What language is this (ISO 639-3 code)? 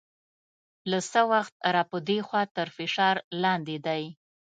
pus